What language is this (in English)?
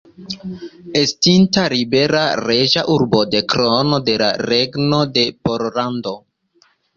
Esperanto